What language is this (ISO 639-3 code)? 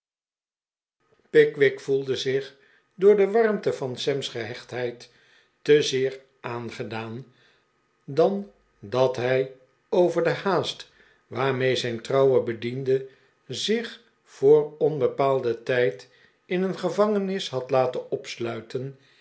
nld